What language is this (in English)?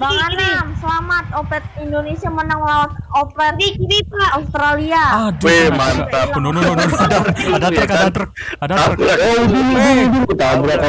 Indonesian